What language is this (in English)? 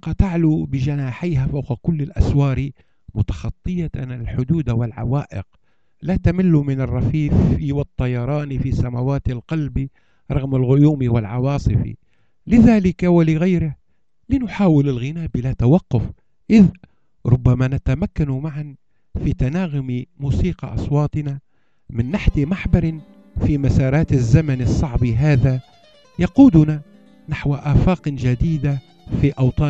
Arabic